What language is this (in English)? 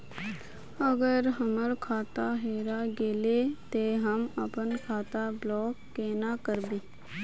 Magahi